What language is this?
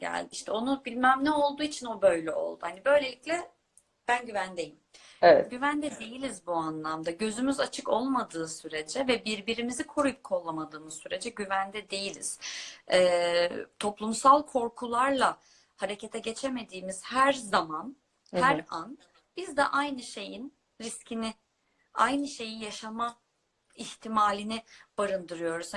Turkish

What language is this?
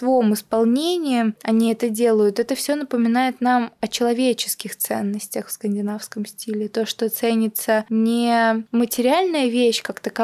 Russian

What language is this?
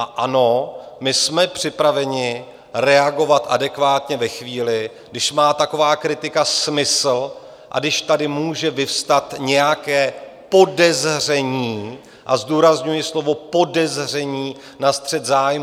Czech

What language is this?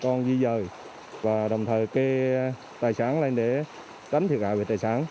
Vietnamese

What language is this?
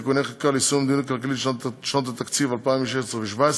Hebrew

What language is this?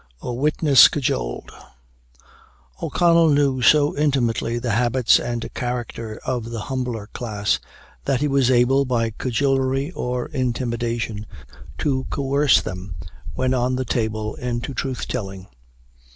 English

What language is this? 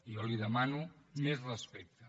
Catalan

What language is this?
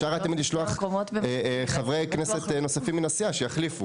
Hebrew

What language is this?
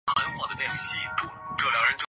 Chinese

